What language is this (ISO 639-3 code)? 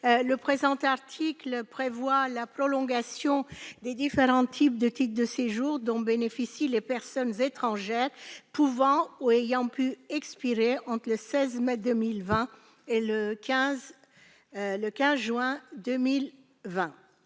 fra